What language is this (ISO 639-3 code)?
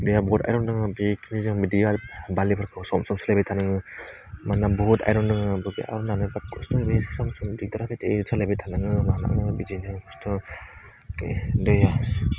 brx